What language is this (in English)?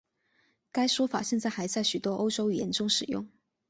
Chinese